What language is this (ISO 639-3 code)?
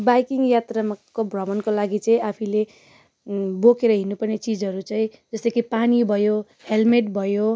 nep